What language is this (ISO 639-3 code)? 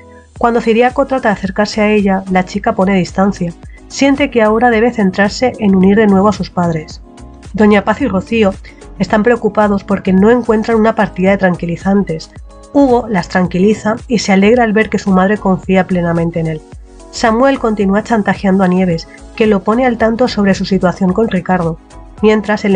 spa